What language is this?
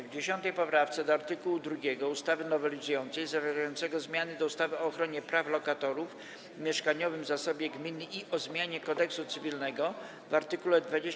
Polish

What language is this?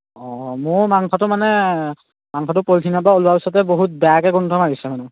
Assamese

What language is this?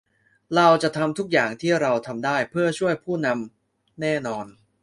Thai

